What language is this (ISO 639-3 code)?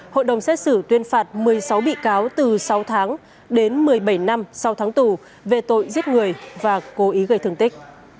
vie